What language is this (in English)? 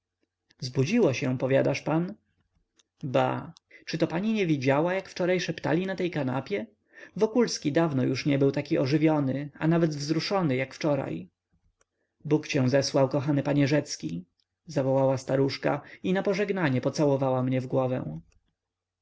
Polish